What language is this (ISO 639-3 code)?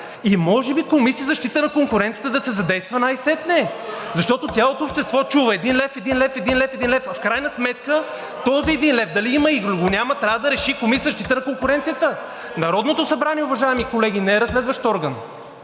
bul